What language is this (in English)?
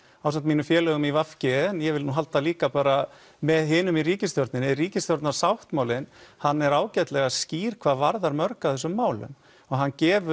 Icelandic